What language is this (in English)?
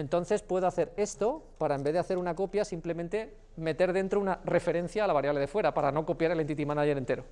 Spanish